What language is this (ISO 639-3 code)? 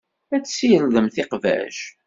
kab